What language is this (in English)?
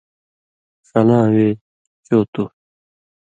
Indus Kohistani